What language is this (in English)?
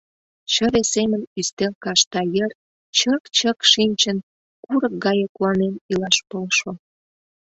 Mari